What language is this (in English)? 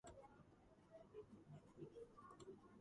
Georgian